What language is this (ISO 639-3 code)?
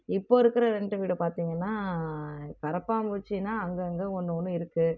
tam